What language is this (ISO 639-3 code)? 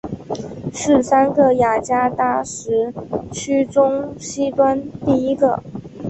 zho